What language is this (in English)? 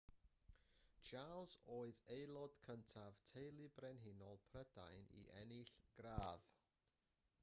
Welsh